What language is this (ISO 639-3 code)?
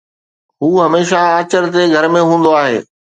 snd